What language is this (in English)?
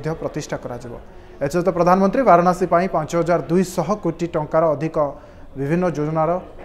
Hindi